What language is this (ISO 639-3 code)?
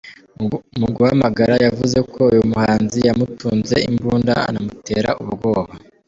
kin